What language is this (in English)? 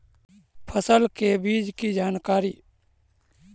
Magahi